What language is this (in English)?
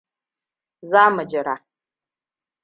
Hausa